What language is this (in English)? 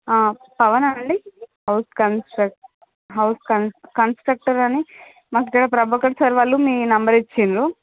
Telugu